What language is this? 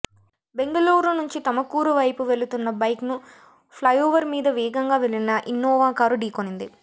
Telugu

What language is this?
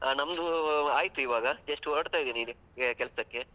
Kannada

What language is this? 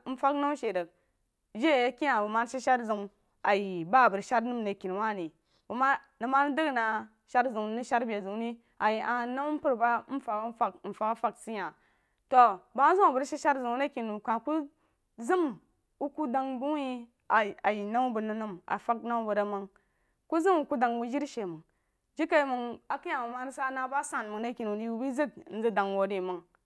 Jiba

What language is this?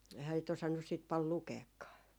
Finnish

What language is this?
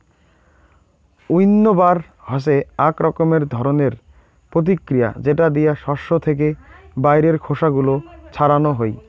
Bangla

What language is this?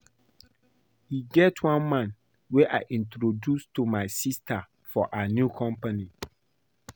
Nigerian Pidgin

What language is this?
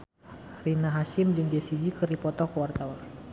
Sundanese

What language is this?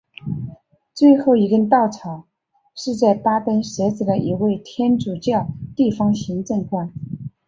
Chinese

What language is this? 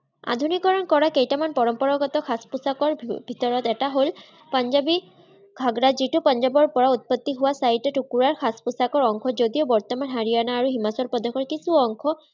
Assamese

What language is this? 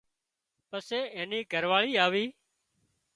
Wadiyara Koli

